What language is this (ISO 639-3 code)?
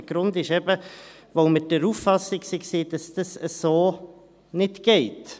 gsw